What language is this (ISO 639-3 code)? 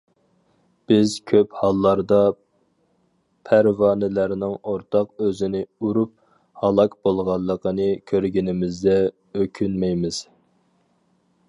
uig